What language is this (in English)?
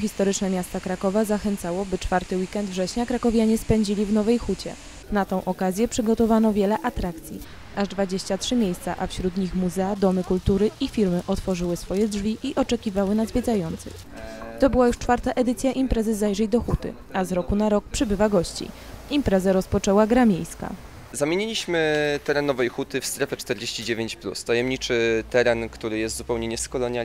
Polish